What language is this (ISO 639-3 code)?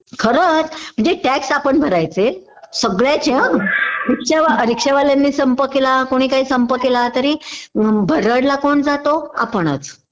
mar